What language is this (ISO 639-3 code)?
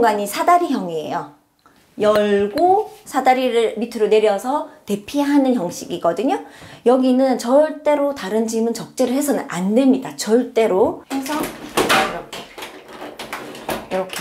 kor